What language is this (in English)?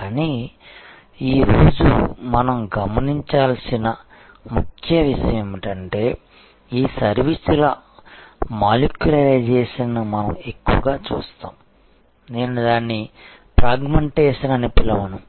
Telugu